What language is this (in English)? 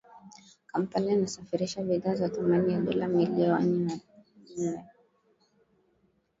Swahili